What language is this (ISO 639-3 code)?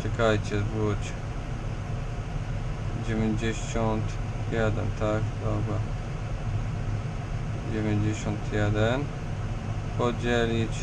pol